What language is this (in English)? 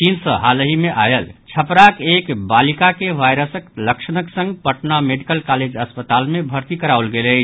Maithili